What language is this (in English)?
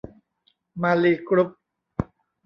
Thai